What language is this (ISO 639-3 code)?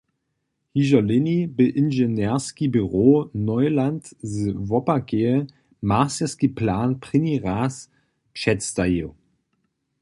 hsb